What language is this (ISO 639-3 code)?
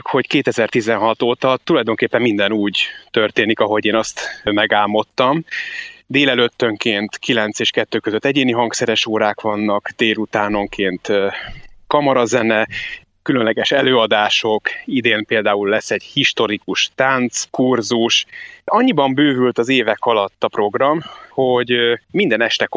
hun